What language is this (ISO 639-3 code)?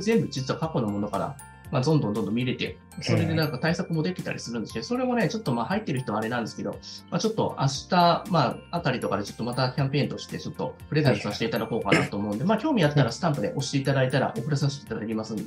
jpn